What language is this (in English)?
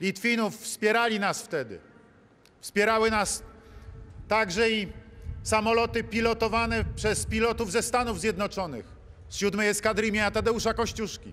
Polish